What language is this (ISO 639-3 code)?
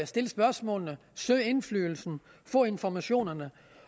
dan